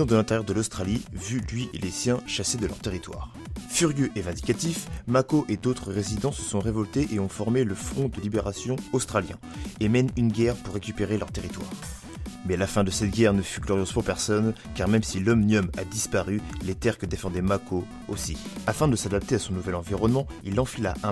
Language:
French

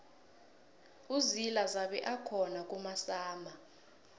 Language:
South Ndebele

